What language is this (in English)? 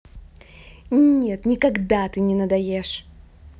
Russian